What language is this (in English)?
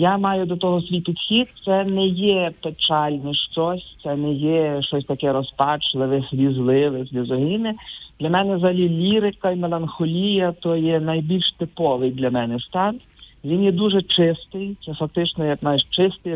Ukrainian